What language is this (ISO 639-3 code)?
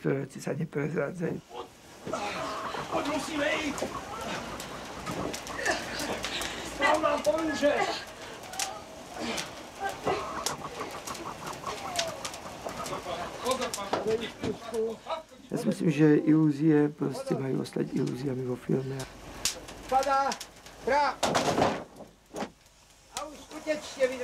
ces